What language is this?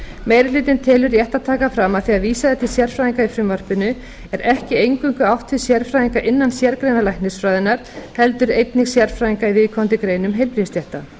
Icelandic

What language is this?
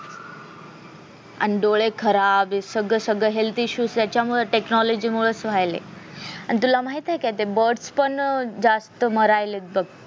Marathi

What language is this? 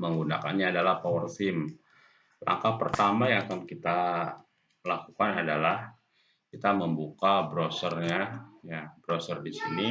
Indonesian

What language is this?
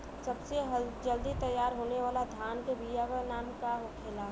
Bhojpuri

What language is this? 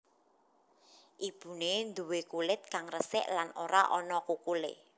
Javanese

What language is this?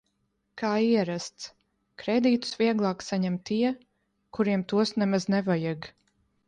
Latvian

